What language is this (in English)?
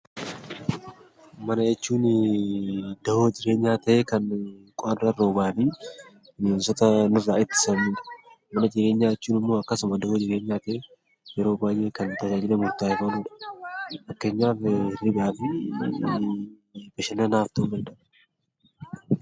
Oromo